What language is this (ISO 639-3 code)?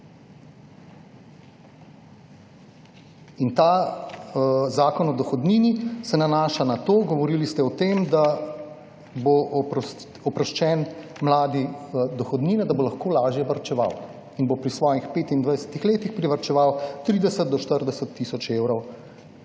slv